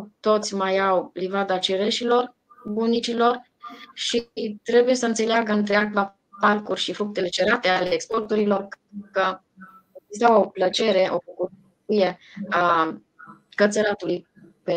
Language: Romanian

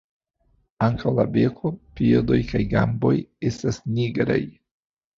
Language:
Esperanto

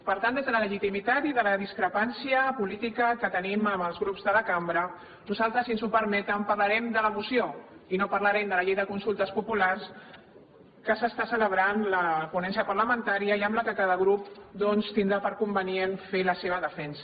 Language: Catalan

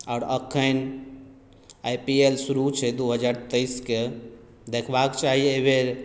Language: Maithili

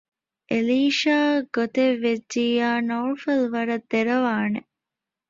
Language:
Divehi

